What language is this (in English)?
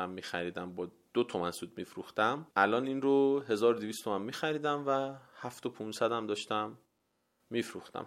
Persian